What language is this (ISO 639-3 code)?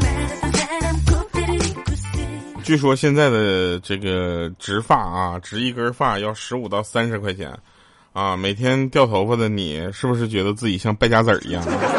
zho